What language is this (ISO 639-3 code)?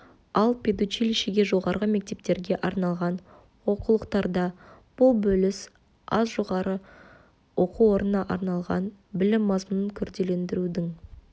kaz